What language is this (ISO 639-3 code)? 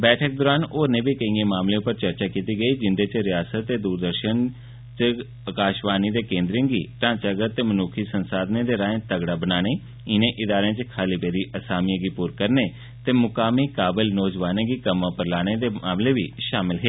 doi